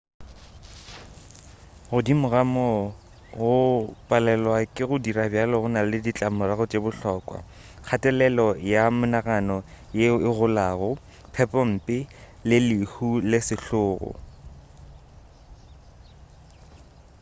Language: Northern Sotho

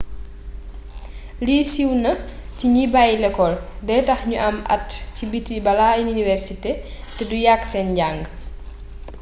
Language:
Wolof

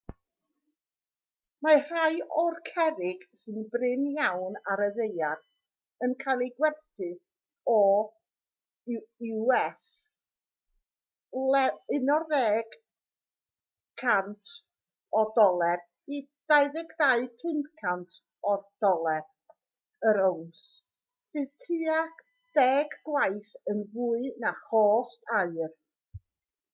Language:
Welsh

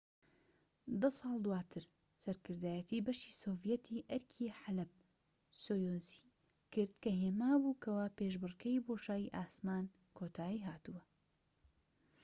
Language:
Central Kurdish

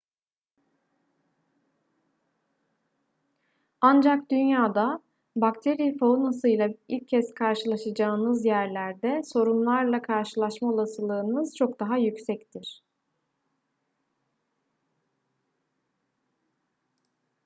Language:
Turkish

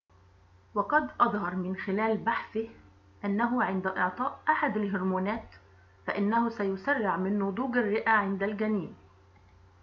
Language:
Arabic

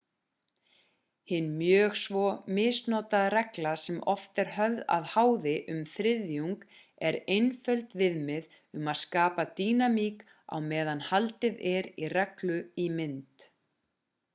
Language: Icelandic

